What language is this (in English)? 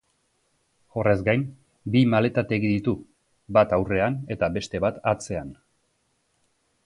Basque